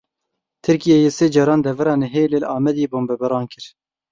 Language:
Kurdish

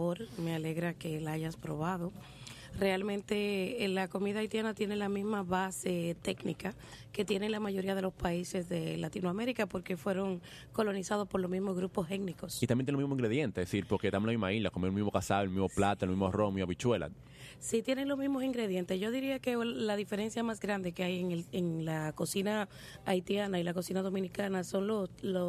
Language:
Spanish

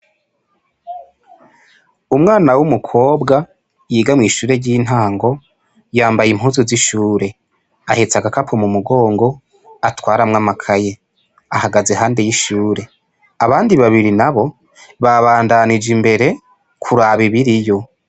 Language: Rundi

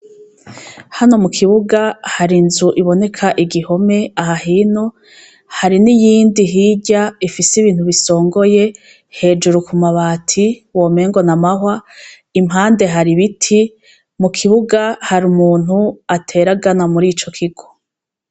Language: Rundi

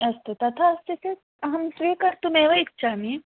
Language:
Sanskrit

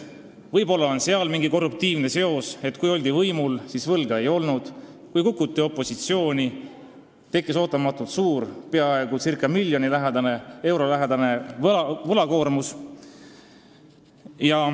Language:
Estonian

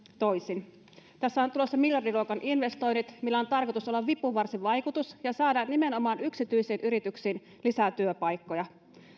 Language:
Finnish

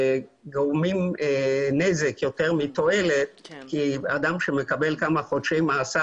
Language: Hebrew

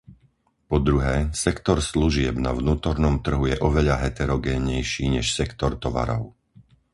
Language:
Slovak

